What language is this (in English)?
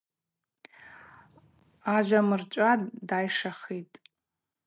Abaza